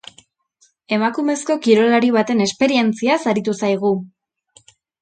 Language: Basque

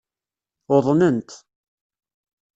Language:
Kabyle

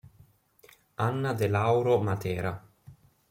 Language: Italian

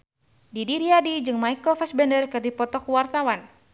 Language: Sundanese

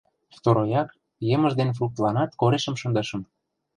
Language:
Mari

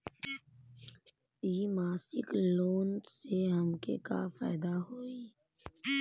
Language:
Bhojpuri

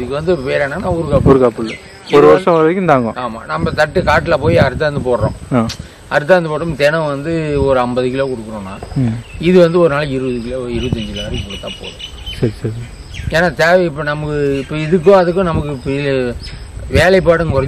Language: Korean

